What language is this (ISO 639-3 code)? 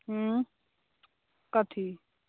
mai